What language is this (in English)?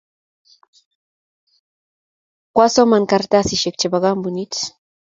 Kalenjin